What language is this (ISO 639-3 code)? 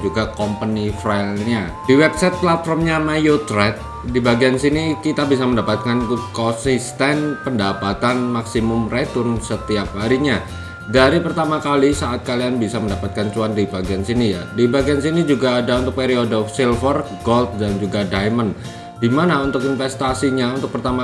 ind